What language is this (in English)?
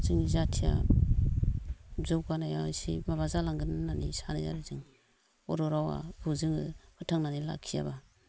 Bodo